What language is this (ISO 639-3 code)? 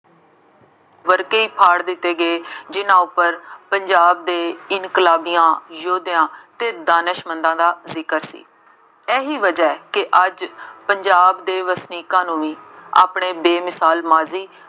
pan